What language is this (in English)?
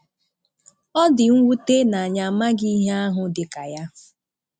Igbo